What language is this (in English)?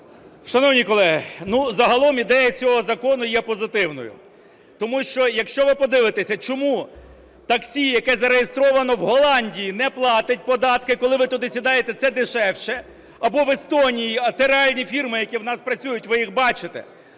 Ukrainian